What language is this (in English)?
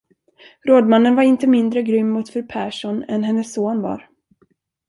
Swedish